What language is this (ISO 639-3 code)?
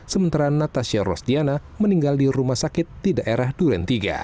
ind